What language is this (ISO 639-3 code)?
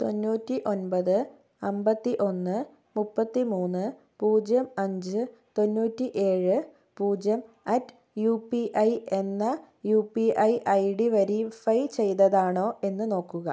mal